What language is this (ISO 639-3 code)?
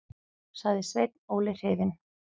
isl